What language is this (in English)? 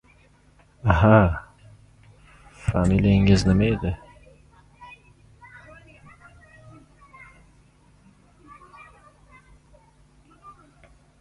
Uzbek